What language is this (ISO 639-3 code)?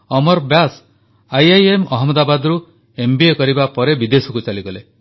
ori